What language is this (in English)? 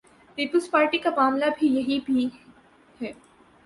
Urdu